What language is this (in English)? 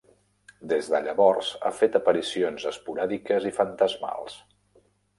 Catalan